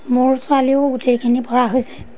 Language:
Assamese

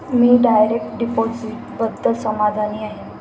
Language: Marathi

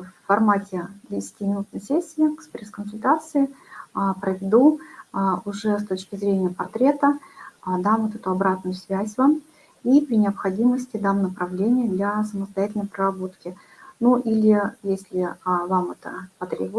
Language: Russian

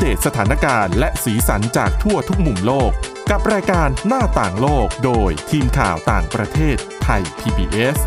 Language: Thai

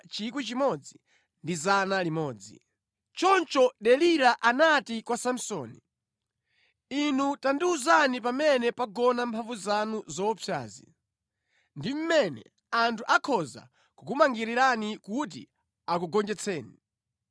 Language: Nyanja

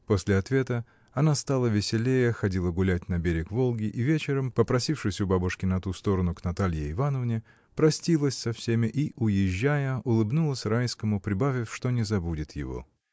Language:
Russian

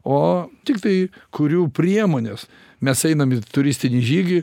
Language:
Lithuanian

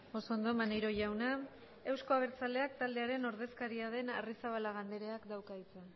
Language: Basque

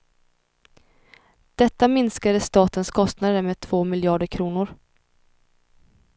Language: Swedish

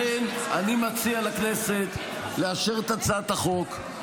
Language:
Hebrew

